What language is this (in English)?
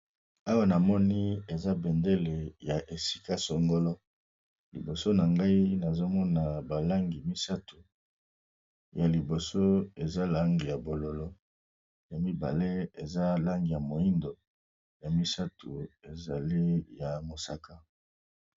Lingala